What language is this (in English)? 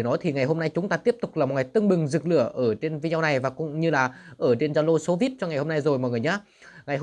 Vietnamese